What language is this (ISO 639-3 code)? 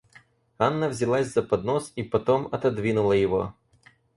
rus